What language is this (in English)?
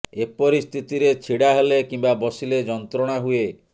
Odia